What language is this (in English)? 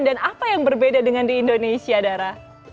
Indonesian